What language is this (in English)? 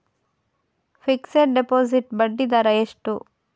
Kannada